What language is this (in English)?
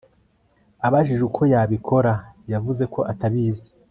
Kinyarwanda